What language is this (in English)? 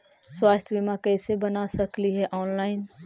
Magahi